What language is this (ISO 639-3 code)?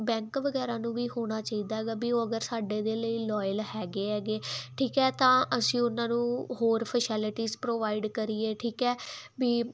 pan